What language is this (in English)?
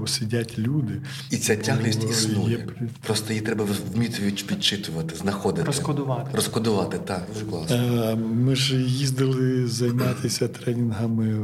Ukrainian